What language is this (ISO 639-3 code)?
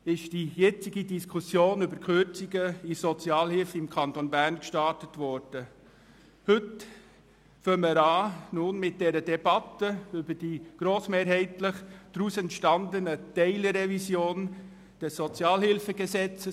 gsw